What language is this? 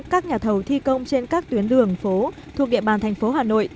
Vietnamese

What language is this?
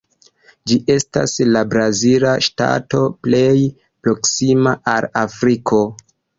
Esperanto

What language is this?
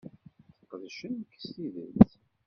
Kabyle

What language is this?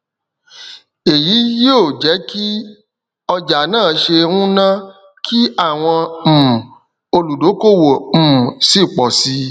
Yoruba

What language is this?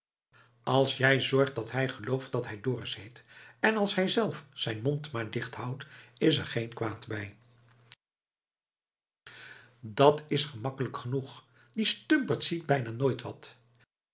Dutch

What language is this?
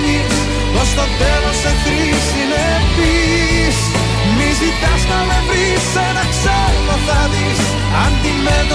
Greek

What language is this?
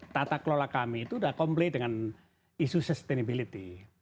Indonesian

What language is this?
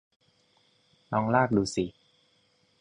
Thai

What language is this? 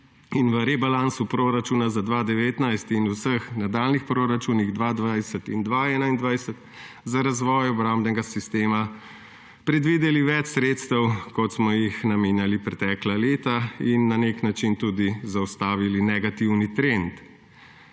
Slovenian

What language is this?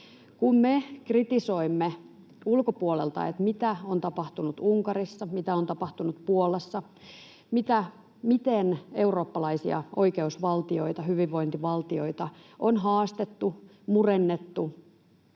Finnish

